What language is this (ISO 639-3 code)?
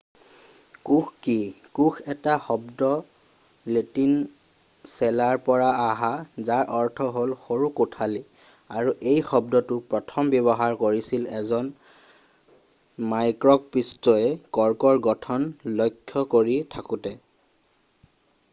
asm